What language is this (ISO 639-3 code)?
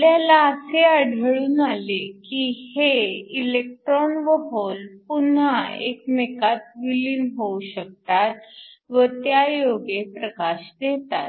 mar